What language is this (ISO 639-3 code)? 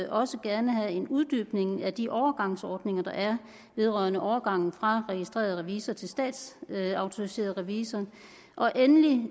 dan